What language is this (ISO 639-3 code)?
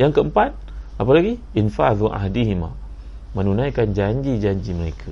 msa